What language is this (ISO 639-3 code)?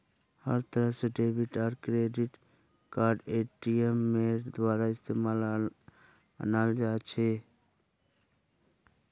mag